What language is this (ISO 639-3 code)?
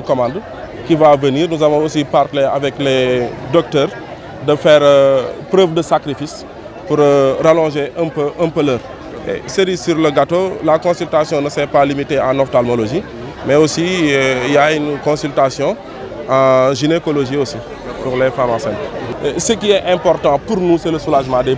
fra